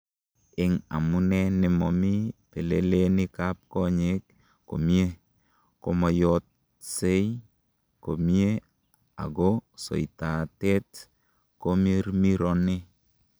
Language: Kalenjin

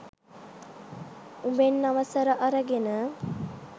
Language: Sinhala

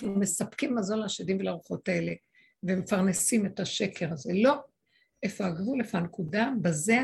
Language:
Hebrew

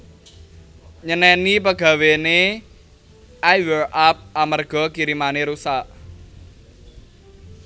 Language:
Javanese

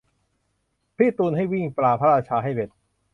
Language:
Thai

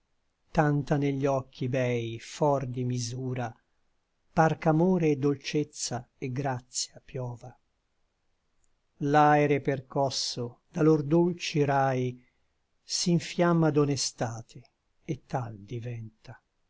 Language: Italian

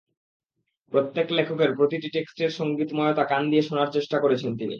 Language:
Bangla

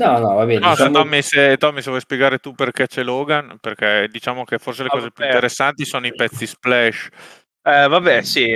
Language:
Italian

